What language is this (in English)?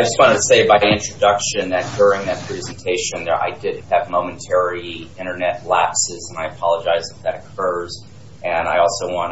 English